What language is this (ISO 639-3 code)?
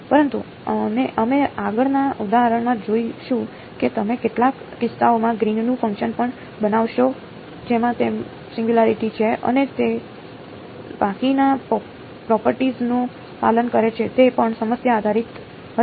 guj